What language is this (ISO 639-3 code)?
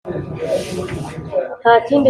kin